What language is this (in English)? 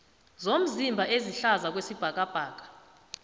South Ndebele